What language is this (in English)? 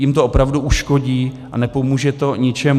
Czech